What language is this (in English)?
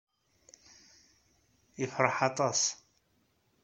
Kabyle